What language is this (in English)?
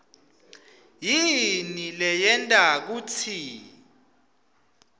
Swati